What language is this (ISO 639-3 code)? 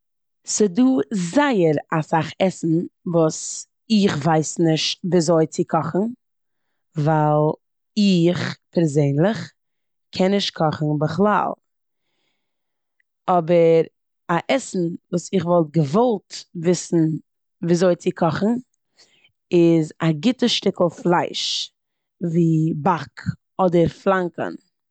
yid